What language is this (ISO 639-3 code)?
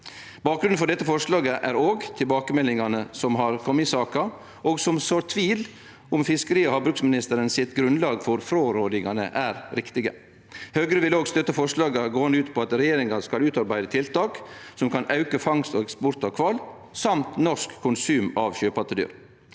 nor